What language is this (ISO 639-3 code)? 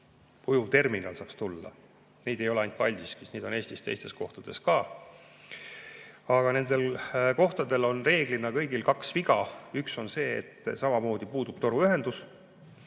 est